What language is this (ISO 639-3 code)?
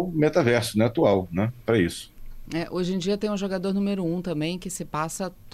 por